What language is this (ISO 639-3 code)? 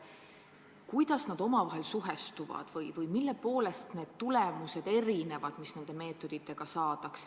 est